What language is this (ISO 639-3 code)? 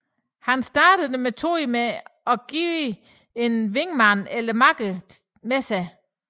dan